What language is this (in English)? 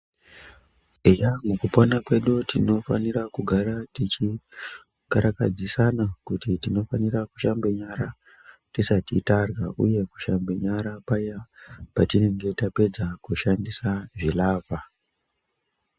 Ndau